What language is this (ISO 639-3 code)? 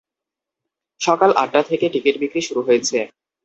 ben